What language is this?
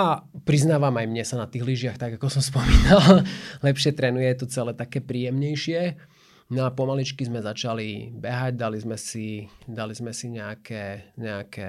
Slovak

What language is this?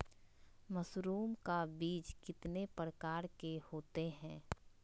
Magahi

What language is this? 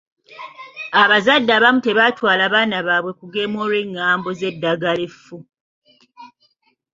Ganda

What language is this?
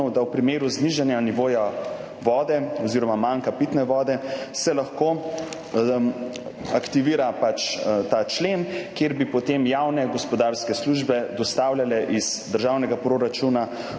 Slovenian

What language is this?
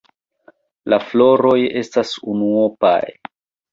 Esperanto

